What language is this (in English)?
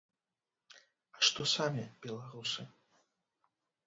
Belarusian